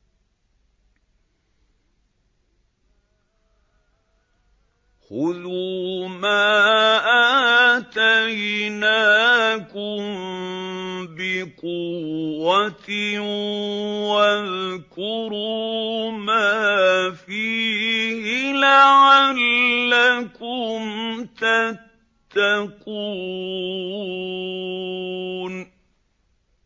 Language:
Arabic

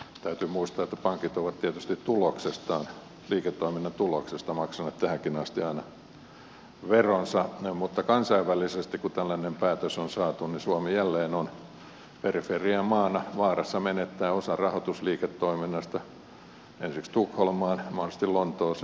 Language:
Finnish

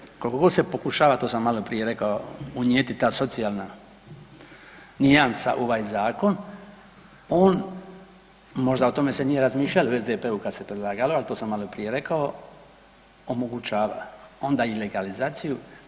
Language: Croatian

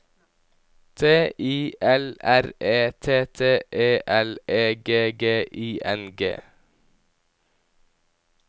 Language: Norwegian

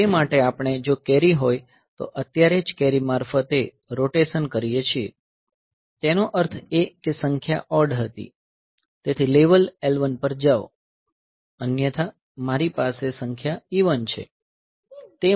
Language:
Gujarati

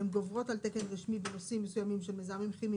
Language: Hebrew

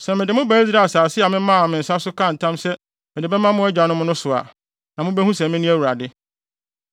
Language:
Akan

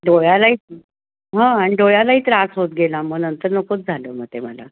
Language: Marathi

